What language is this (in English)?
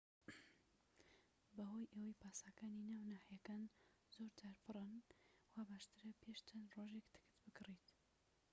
Central Kurdish